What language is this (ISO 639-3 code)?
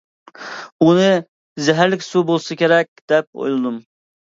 uig